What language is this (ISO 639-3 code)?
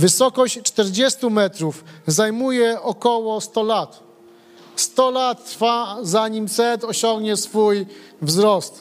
pol